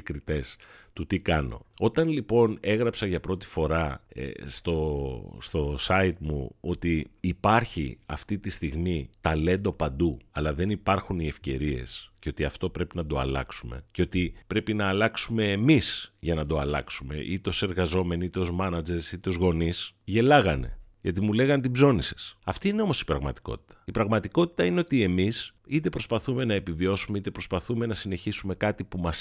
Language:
Greek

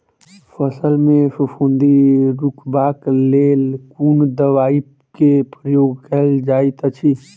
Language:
Maithili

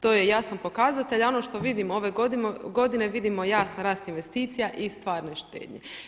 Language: Croatian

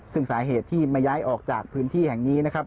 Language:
Thai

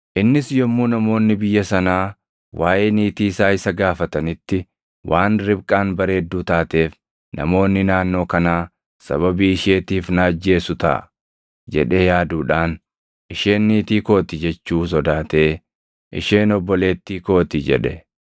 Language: Oromo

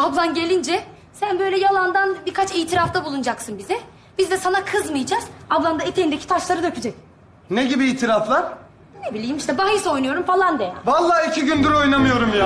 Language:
Turkish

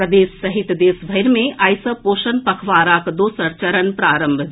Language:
Maithili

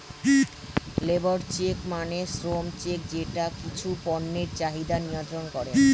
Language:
Bangla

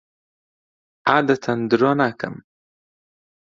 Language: Central Kurdish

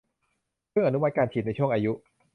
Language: Thai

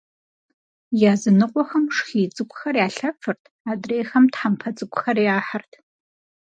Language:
Kabardian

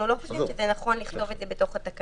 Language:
Hebrew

